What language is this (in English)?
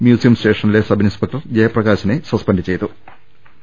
Malayalam